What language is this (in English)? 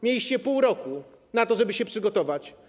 Polish